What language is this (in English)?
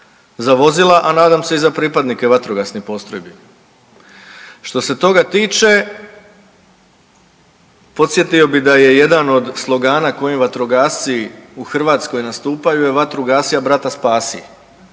Croatian